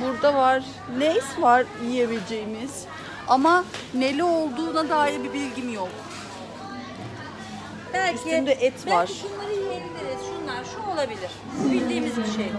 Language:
Turkish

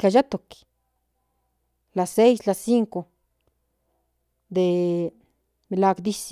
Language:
Central Nahuatl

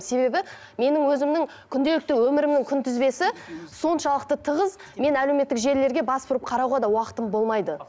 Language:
Kazakh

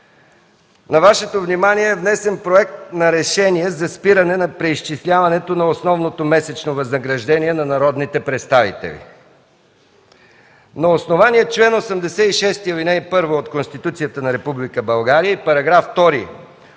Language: Bulgarian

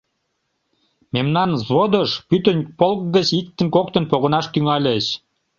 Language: Mari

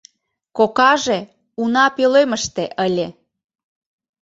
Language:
Mari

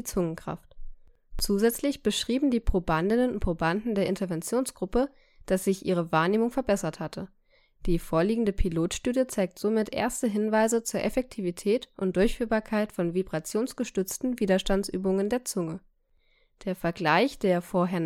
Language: German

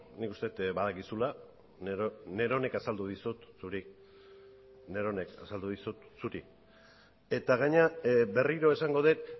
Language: Basque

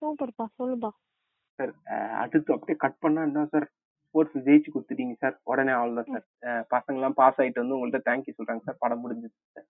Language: Tamil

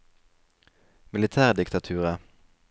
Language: Norwegian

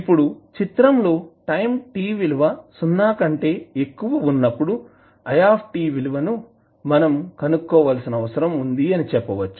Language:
Telugu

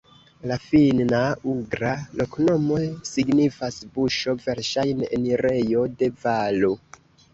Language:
Esperanto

